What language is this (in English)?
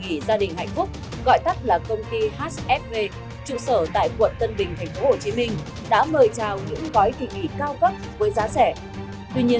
Vietnamese